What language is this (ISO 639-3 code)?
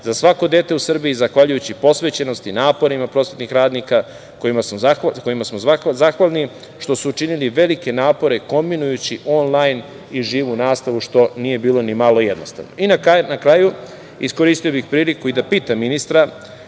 srp